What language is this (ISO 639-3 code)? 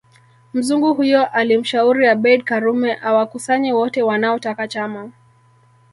swa